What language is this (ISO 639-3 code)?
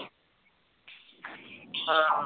pan